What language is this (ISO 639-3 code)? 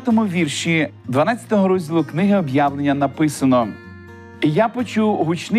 ukr